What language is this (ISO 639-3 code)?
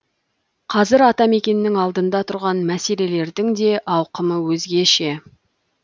kaz